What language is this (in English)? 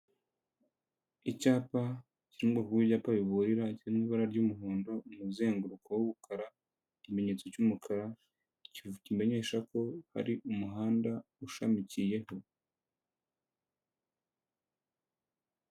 Kinyarwanda